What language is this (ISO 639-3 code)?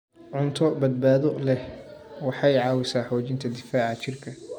som